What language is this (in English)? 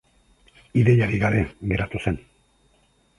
Basque